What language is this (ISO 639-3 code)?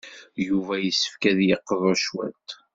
kab